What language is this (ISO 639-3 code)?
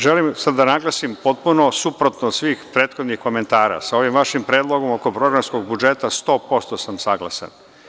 srp